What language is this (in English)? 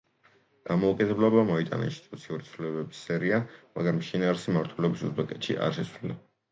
Georgian